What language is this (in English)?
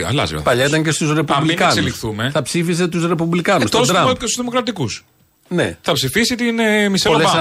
Greek